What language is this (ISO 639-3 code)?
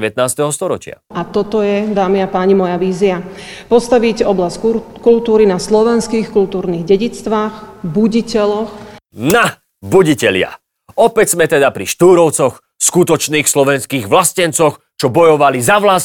slk